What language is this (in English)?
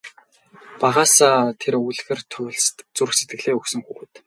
Mongolian